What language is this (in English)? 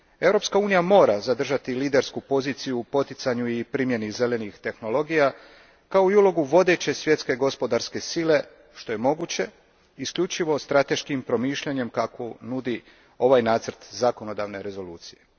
Croatian